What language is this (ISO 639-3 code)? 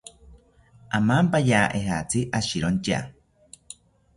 cpy